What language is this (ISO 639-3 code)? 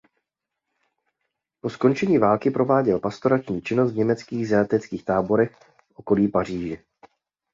ces